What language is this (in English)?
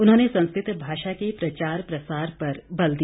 Hindi